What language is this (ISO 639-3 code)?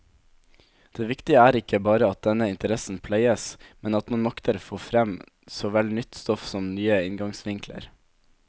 nor